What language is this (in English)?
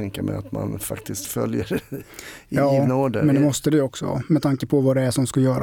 Swedish